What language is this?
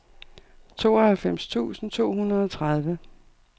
Danish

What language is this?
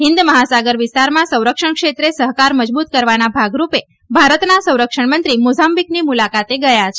Gujarati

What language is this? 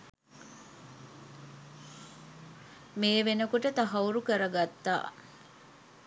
Sinhala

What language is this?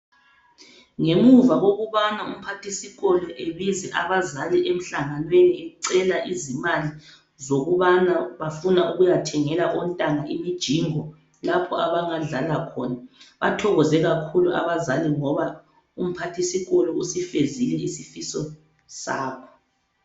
North Ndebele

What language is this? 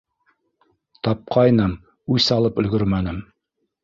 Bashkir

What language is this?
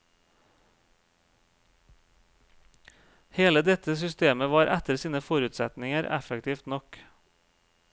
Norwegian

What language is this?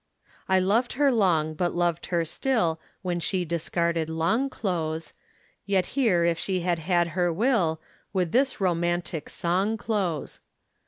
English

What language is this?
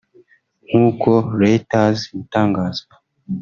Kinyarwanda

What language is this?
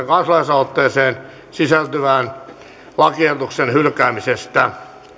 Finnish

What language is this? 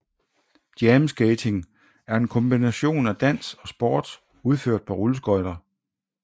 Danish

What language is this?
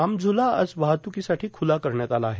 Marathi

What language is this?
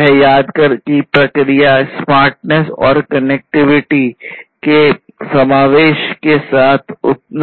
Hindi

